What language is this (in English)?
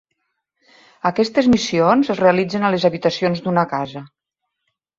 Catalan